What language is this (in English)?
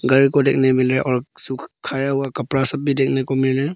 Hindi